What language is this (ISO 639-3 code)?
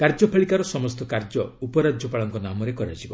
ori